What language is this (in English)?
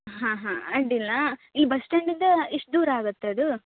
Kannada